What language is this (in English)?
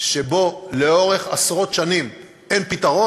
Hebrew